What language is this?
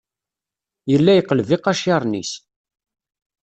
Kabyle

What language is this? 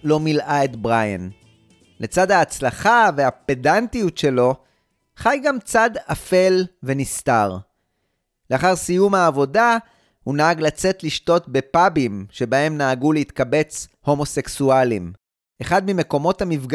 Hebrew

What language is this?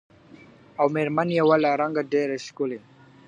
Pashto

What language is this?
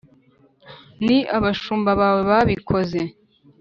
Kinyarwanda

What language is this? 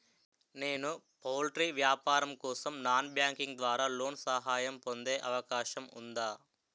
Telugu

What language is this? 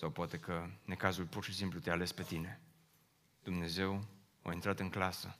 Romanian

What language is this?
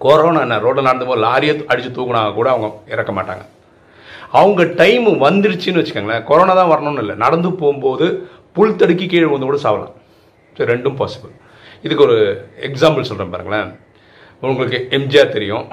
Tamil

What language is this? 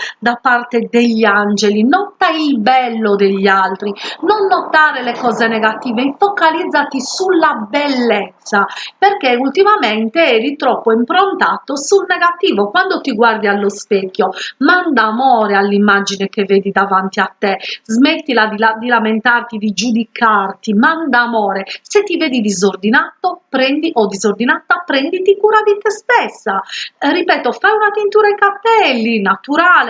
Italian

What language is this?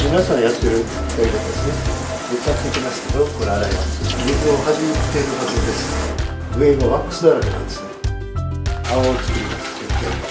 Japanese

